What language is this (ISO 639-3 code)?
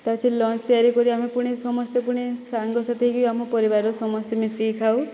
ori